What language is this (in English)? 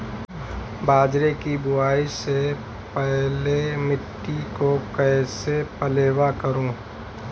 Hindi